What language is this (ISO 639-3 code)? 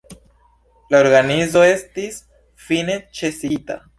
epo